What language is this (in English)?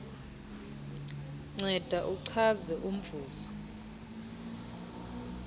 Xhosa